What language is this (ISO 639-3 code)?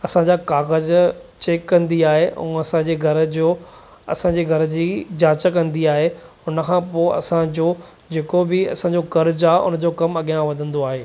snd